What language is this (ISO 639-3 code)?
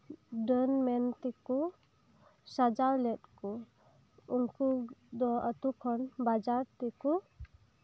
sat